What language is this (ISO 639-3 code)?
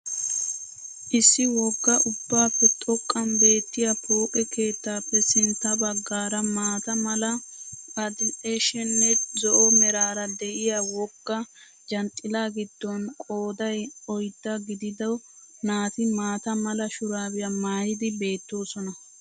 wal